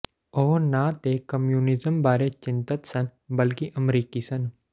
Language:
Punjabi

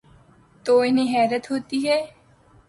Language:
Urdu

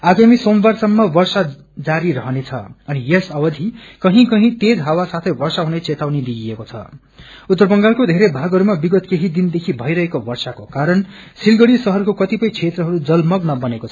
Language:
Nepali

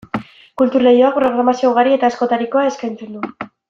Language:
Basque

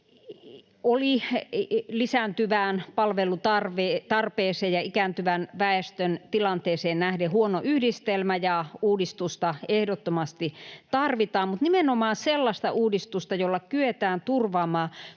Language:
Finnish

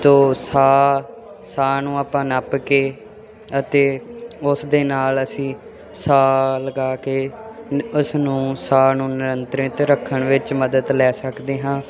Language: Punjabi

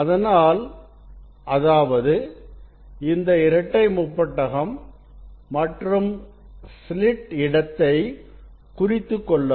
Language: Tamil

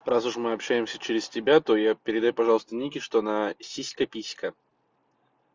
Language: Russian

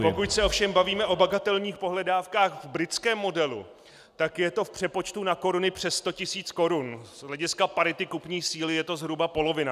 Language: Czech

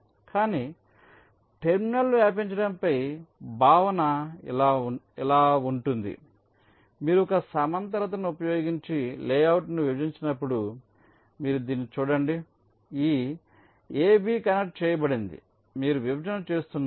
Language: Telugu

